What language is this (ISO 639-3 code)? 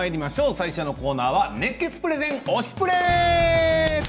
jpn